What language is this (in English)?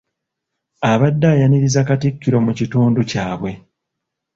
Ganda